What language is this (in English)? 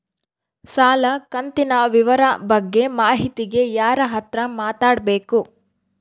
Kannada